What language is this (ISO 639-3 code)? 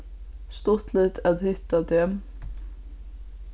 fao